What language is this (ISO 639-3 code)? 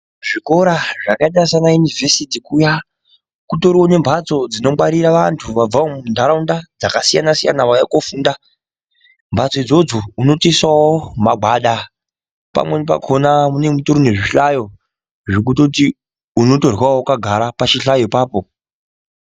ndc